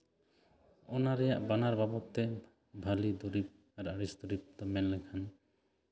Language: Santali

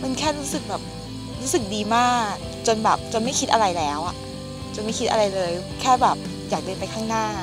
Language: Thai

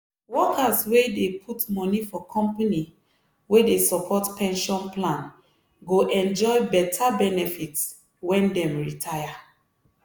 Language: Nigerian Pidgin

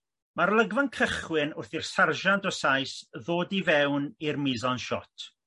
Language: Welsh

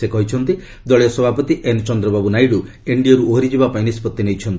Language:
Odia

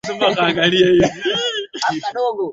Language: Swahili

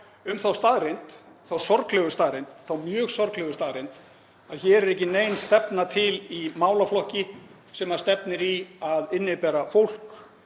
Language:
Icelandic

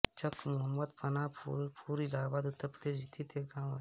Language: Hindi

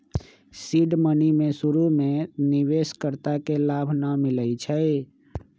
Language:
Magahi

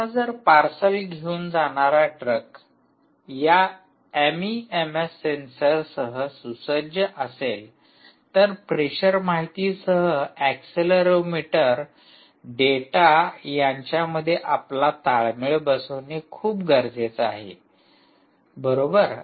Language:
Marathi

